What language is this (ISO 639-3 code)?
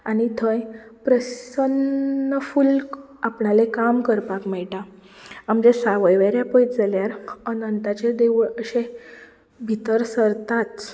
kok